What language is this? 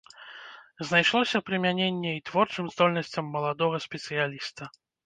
Belarusian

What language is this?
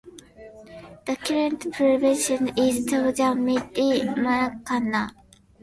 English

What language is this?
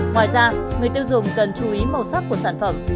Vietnamese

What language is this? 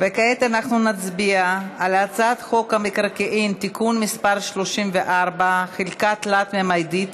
Hebrew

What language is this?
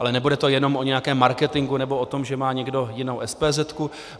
Czech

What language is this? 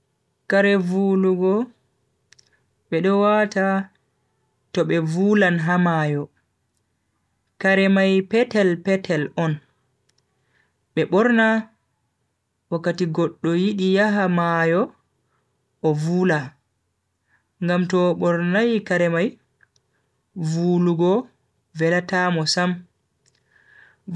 Bagirmi Fulfulde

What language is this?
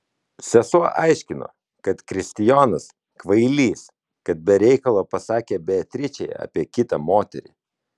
Lithuanian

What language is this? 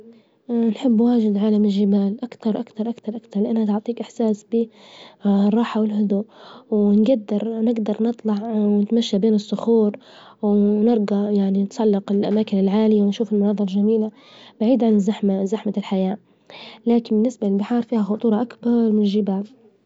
Libyan Arabic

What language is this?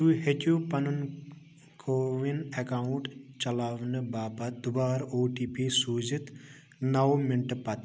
Kashmiri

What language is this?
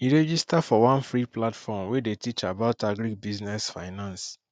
Nigerian Pidgin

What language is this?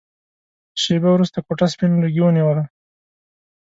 Pashto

